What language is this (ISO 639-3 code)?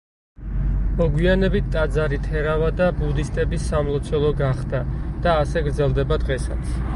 kat